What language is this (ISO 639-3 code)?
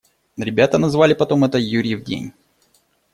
rus